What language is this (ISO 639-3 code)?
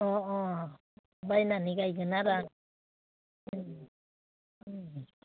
brx